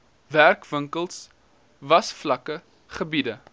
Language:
Afrikaans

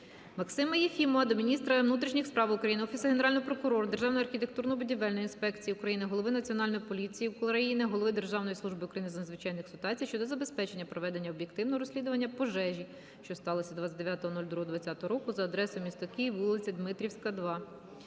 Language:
Ukrainian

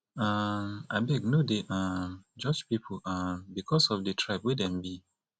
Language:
Nigerian Pidgin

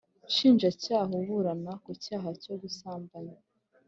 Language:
Kinyarwanda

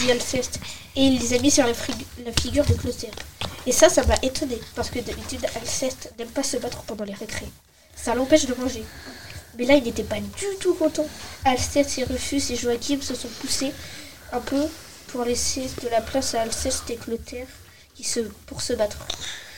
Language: French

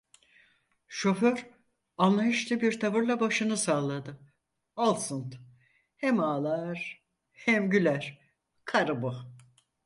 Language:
Turkish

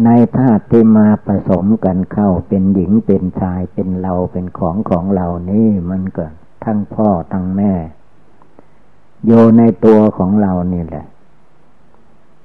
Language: Thai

